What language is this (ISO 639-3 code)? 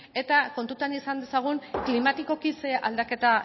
eus